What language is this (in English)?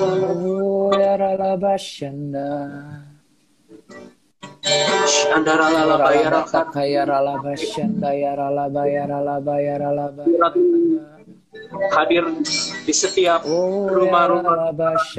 Indonesian